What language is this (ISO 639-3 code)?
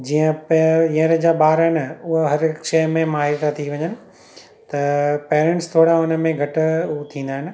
snd